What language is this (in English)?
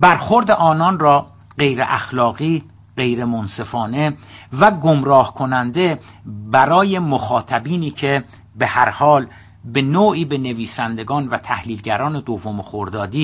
Persian